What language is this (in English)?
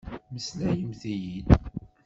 Kabyle